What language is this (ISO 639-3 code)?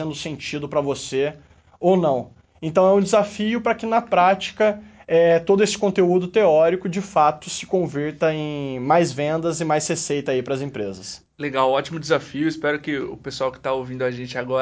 por